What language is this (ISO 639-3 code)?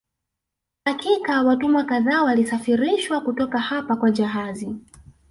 swa